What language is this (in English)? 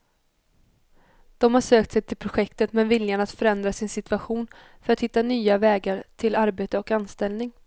Swedish